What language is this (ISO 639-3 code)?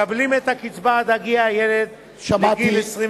heb